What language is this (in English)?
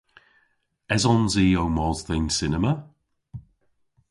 Cornish